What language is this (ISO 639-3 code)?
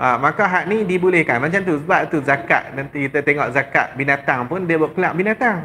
msa